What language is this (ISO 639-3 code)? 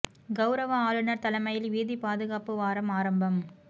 tam